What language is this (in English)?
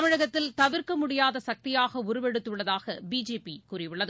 Tamil